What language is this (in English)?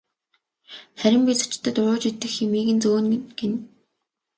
Mongolian